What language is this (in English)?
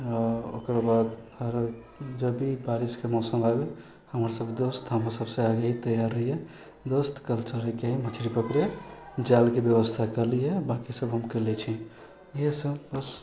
Maithili